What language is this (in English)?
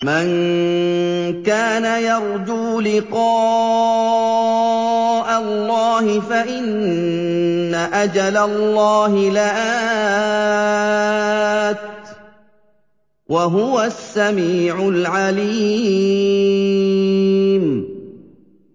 Arabic